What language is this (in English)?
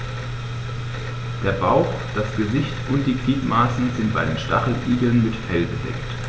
German